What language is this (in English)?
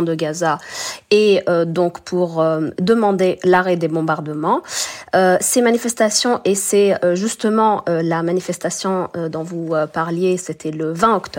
French